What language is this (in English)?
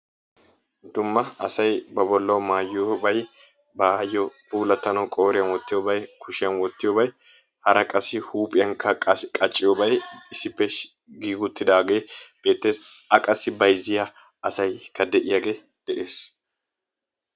Wolaytta